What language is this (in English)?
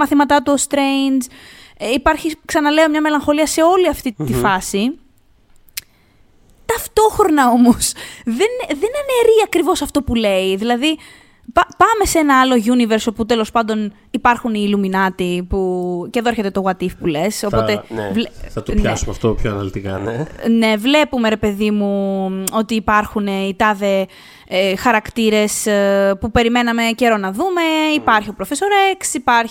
Greek